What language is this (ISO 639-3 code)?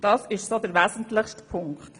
gsw